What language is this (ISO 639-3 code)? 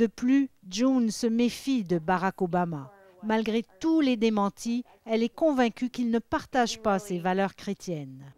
fra